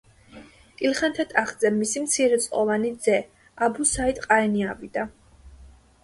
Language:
Georgian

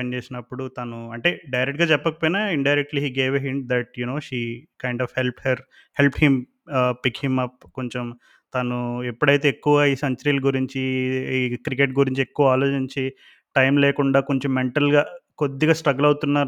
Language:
Telugu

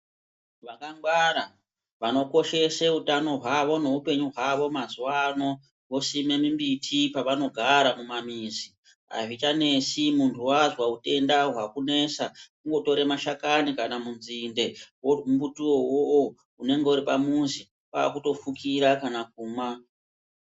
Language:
Ndau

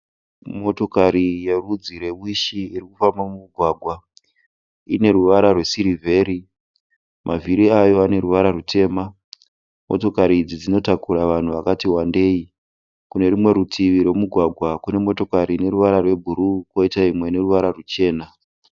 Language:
Shona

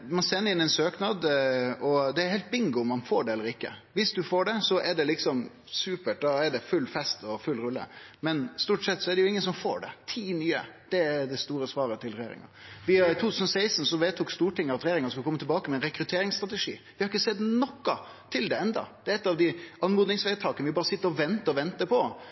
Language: Norwegian Nynorsk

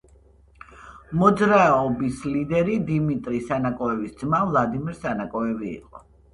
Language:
Georgian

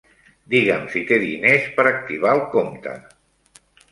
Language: Catalan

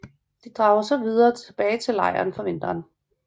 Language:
Danish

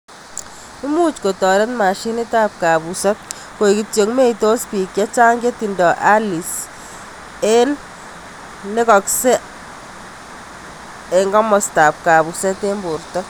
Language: Kalenjin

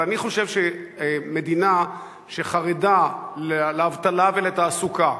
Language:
Hebrew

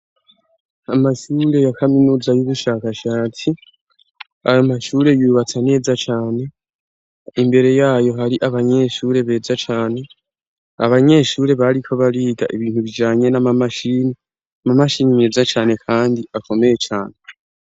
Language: Rundi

